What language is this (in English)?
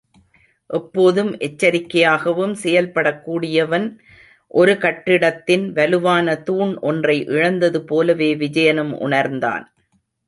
Tamil